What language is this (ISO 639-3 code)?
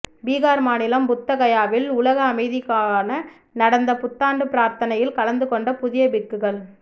tam